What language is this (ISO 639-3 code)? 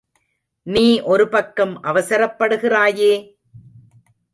tam